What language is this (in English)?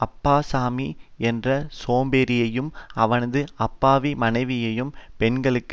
Tamil